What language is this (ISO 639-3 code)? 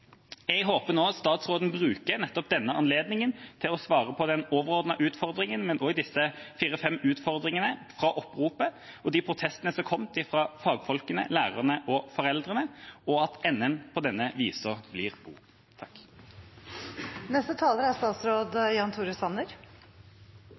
nob